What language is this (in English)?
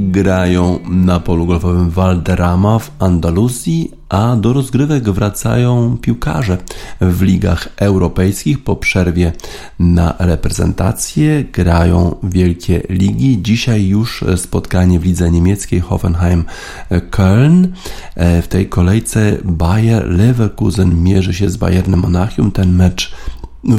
Polish